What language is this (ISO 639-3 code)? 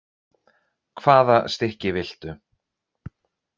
isl